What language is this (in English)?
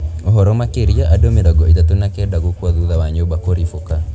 Kikuyu